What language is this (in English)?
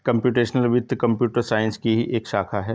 Hindi